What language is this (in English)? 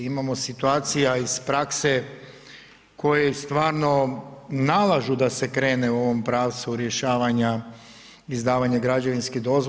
Croatian